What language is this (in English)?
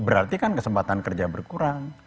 Indonesian